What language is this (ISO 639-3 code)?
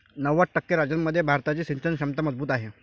mar